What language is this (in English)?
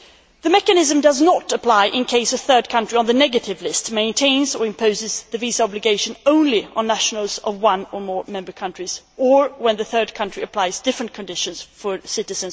English